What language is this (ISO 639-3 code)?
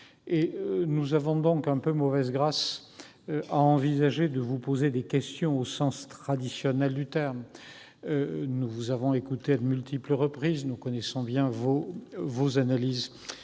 fra